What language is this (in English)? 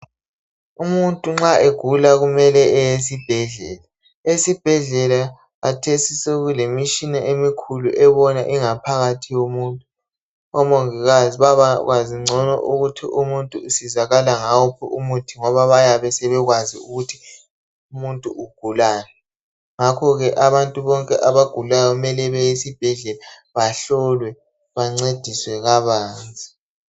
North Ndebele